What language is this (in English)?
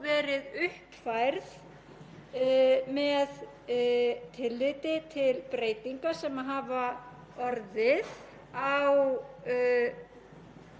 Icelandic